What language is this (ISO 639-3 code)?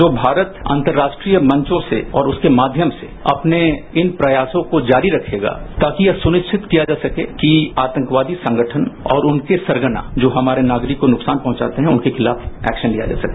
hin